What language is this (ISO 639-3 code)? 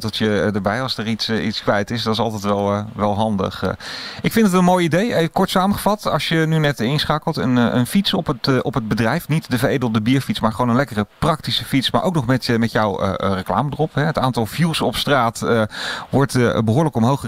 nld